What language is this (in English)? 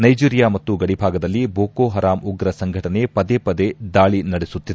Kannada